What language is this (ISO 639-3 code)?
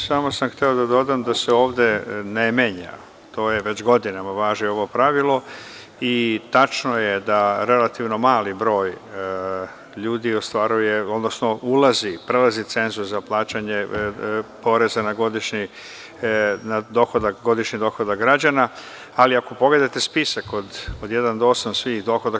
srp